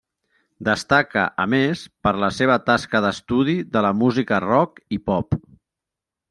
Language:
Catalan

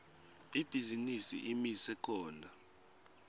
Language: Swati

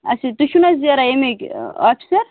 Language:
Kashmiri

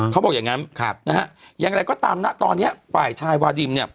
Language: Thai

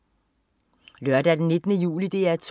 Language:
Danish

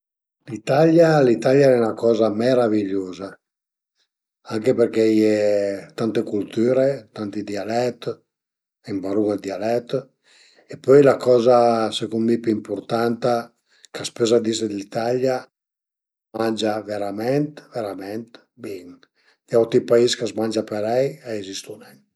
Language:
Piedmontese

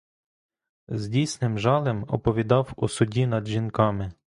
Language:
Ukrainian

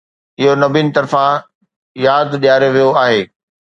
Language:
Sindhi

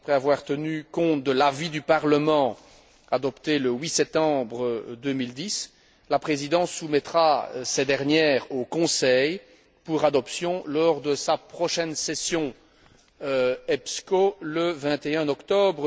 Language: French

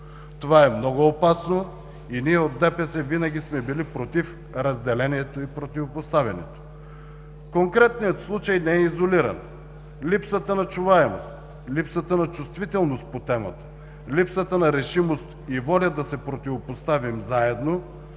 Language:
Bulgarian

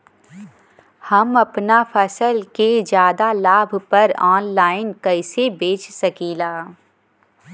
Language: Bhojpuri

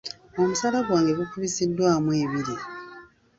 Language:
Ganda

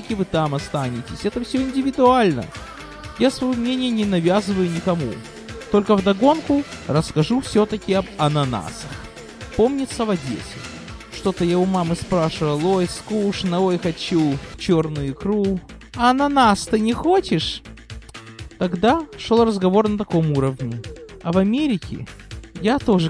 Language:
Russian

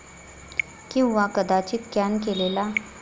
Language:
Marathi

